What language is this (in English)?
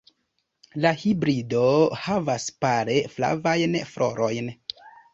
Esperanto